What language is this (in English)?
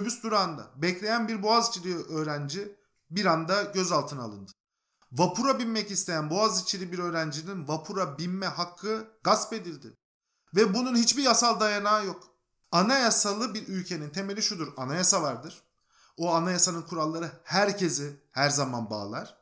Turkish